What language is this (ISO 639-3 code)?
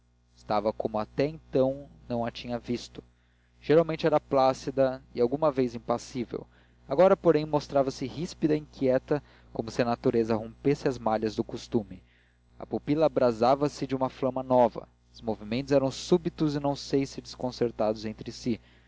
por